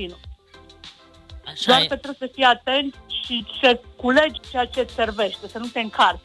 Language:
Romanian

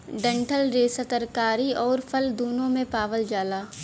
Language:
Bhojpuri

